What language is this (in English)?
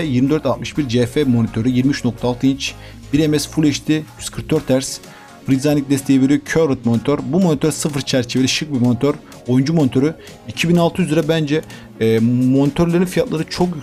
Turkish